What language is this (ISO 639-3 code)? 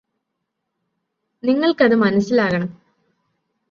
mal